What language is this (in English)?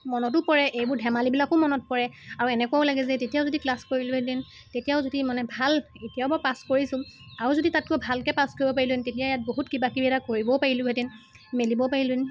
Assamese